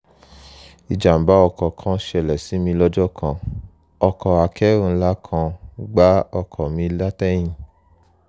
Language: Yoruba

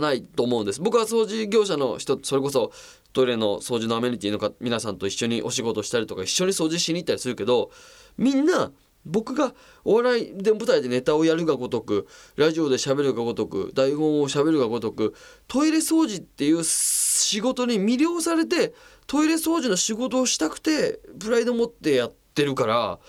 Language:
Japanese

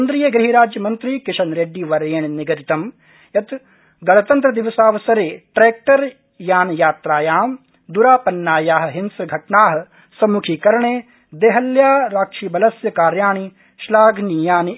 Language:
Sanskrit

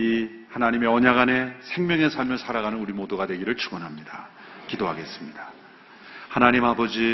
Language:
Korean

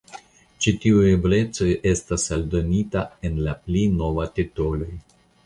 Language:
Esperanto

